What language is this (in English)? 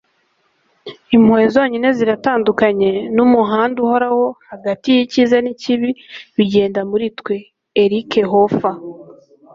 Kinyarwanda